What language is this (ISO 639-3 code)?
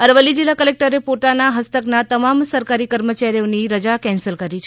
guj